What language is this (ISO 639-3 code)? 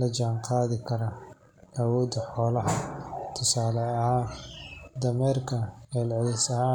som